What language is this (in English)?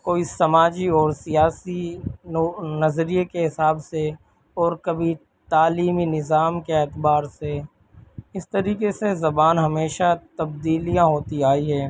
Urdu